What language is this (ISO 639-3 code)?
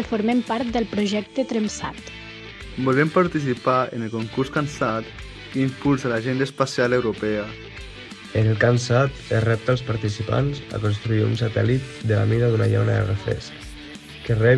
cat